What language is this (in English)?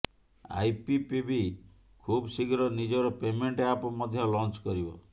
Odia